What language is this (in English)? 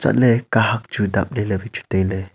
Wancho Naga